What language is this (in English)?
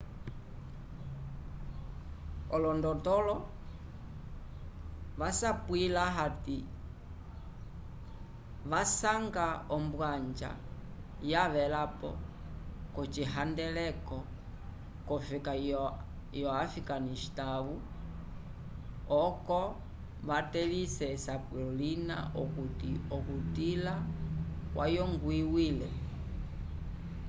Umbundu